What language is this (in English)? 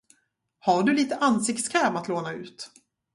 Swedish